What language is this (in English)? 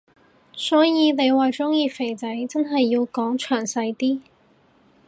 Cantonese